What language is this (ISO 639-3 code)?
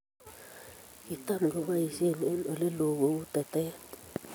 kln